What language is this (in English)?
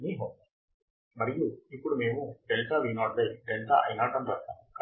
Telugu